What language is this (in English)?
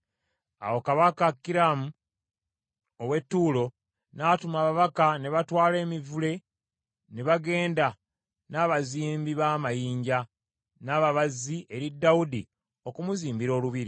Ganda